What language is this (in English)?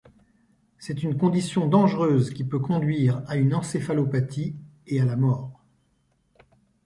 French